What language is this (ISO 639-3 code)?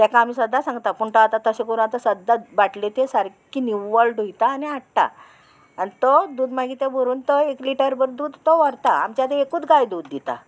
kok